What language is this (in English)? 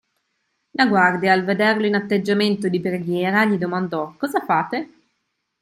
Italian